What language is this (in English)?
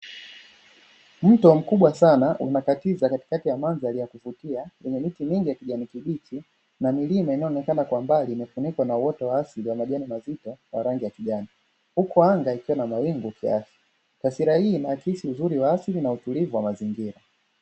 Swahili